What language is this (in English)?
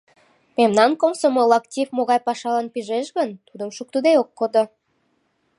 Mari